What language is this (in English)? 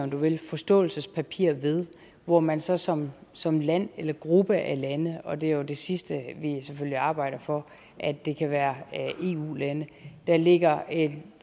Danish